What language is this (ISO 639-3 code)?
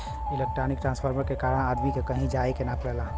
bho